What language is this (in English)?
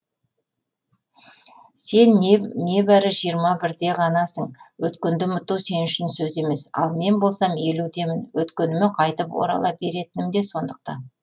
Kazakh